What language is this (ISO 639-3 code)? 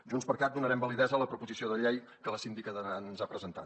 cat